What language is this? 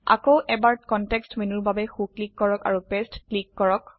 Assamese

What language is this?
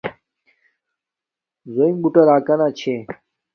Domaaki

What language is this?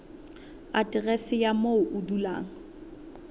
Southern Sotho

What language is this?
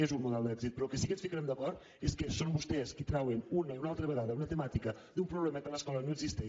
Catalan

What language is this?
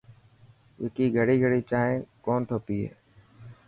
Dhatki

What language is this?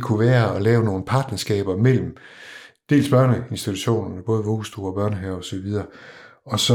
Danish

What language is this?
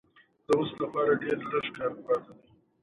Pashto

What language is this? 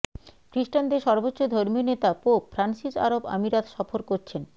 Bangla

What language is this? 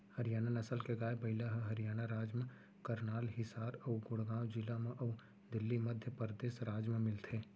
Chhattisgarhi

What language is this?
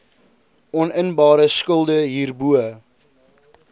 Afrikaans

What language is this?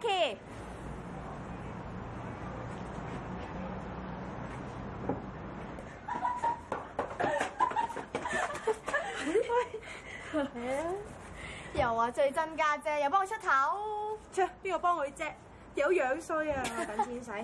Chinese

